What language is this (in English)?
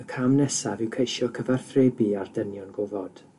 Welsh